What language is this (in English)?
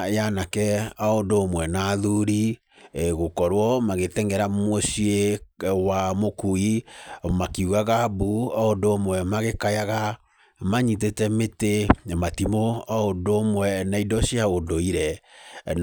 Kikuyu